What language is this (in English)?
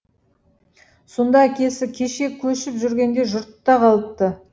Kazakh